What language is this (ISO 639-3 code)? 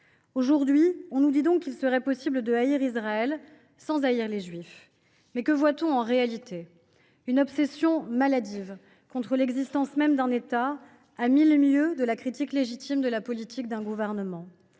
fra